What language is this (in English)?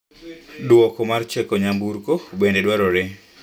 Luo (Kenya and Tanzania)